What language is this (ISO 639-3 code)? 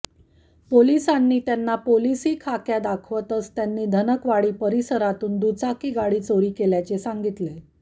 mar